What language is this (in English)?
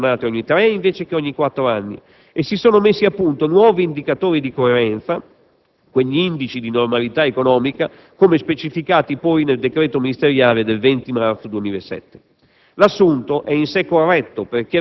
Italian